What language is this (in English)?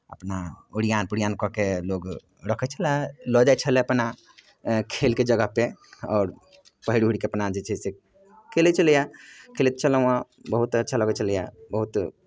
Maithili